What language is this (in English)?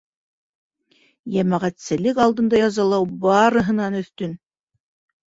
Bashkir